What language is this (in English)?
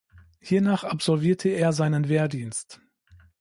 German